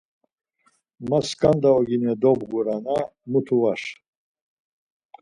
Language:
Laz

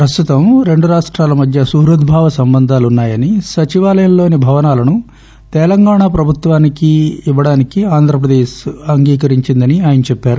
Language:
Telugu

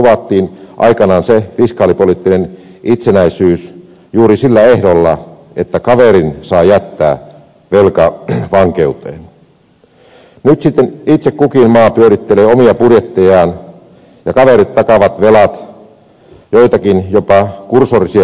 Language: Finnish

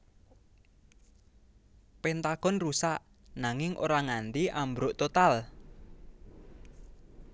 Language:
Javanese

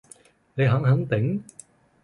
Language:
Cantonese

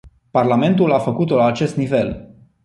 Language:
Romanian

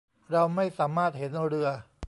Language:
Thai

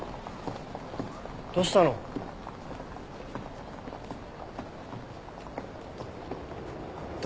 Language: Japanese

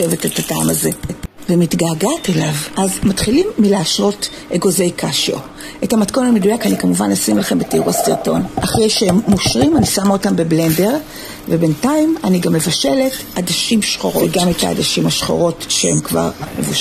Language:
Hebrew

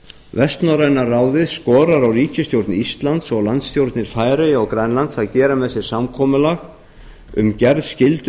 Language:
Icelandic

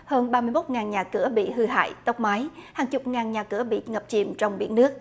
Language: Vietnamese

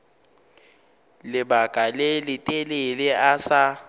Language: Northern Sotho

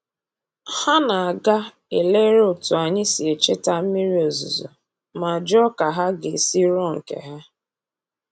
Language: Igbo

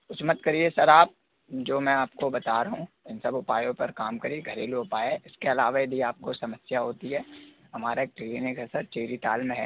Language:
Hindi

